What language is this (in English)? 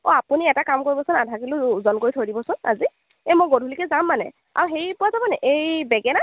Assamese